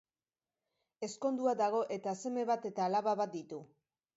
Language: Basque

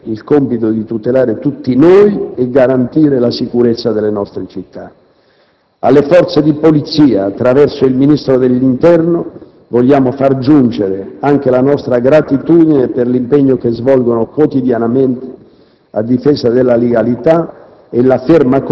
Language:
Italian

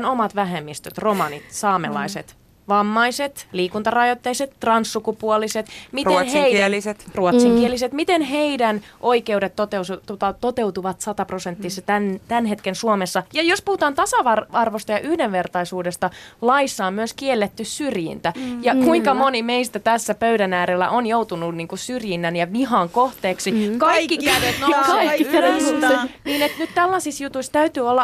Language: Finnish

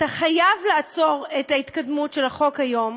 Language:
Hebrew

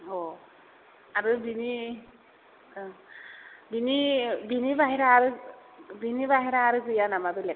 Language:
Bodo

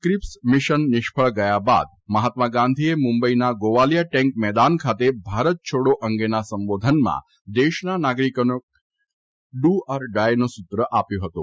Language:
Gujarati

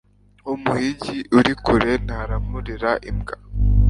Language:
Kinyarwanda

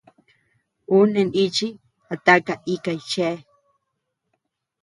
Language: Tepeuxila Cuicatec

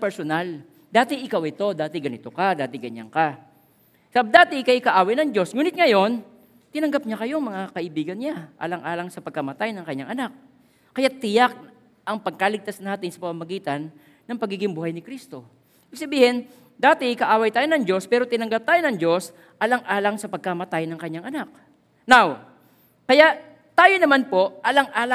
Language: Filipino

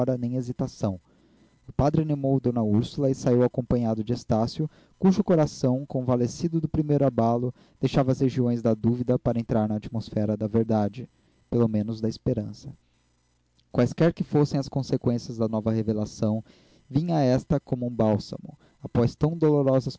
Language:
Portuguese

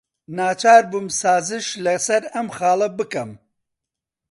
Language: Central Kurdish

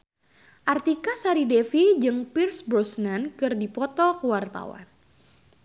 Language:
Sundanese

